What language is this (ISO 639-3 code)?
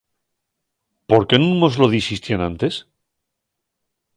ast